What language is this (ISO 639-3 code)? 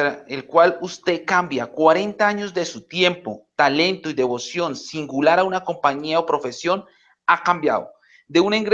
spa